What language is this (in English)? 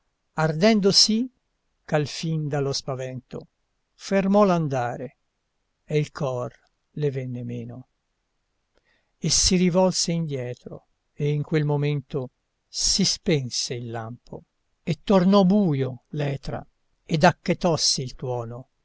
Italian